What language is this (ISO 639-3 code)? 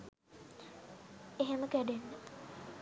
sin